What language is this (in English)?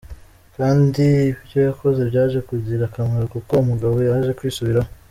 Kinyarwanda